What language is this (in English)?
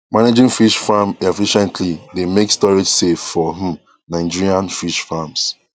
Nigerian Pidgin